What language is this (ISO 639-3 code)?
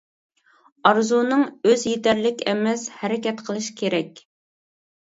uig